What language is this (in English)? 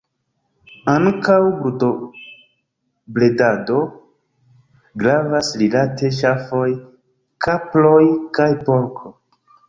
Esperanto